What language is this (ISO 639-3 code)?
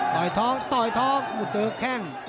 tha